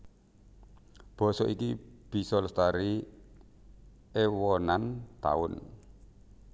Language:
Javanese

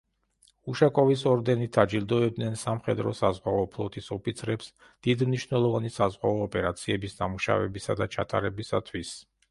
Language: Georgian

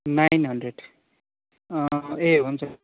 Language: Nepali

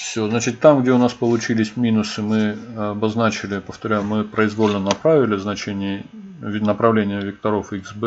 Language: Russian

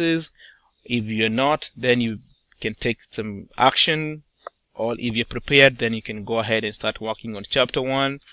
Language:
English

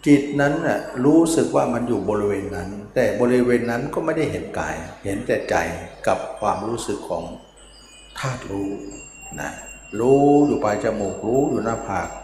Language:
Thai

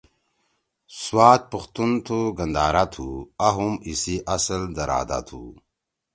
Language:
Torwali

